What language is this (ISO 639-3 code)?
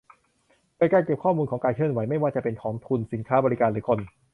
tha